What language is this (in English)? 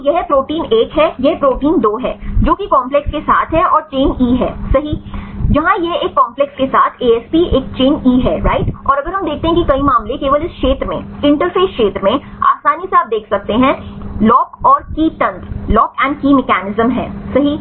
Hindi